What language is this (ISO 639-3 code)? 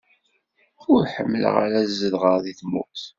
kab